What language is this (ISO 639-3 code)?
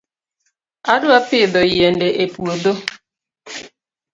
luo